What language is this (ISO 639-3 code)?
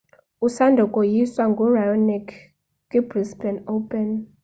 xho